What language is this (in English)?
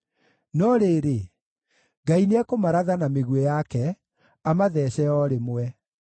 Kikuyu